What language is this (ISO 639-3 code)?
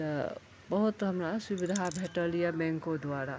mai